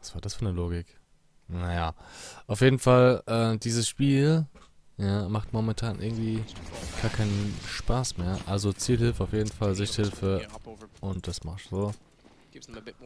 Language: German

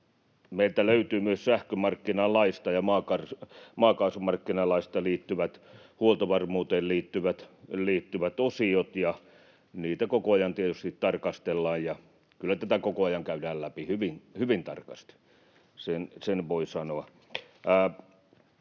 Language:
Finnish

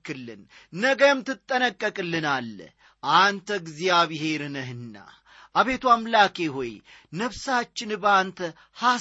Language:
Amharic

